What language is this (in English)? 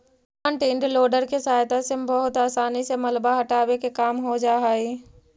Magahi